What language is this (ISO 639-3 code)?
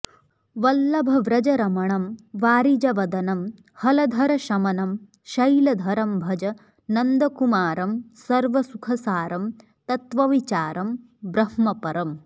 san